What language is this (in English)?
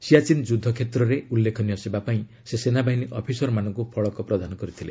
Odia